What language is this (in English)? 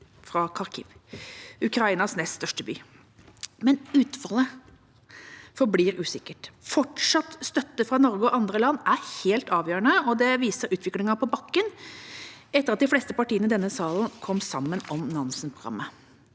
Norwegian